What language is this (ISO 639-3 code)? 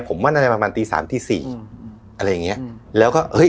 tha